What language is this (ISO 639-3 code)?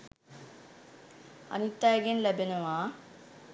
sin